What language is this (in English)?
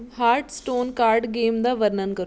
Punjabi